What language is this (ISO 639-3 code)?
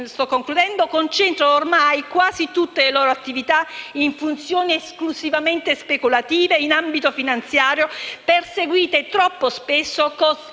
ita